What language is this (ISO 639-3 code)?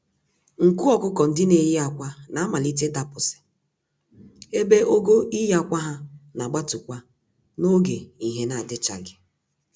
ibo